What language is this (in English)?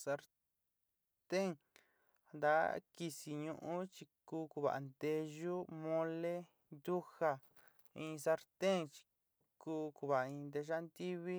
Sinicahua Mixtec